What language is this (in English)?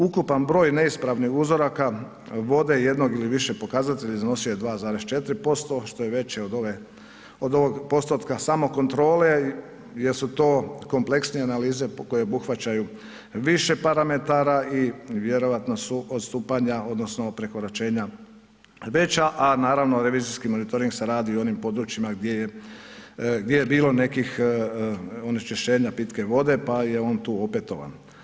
Croatian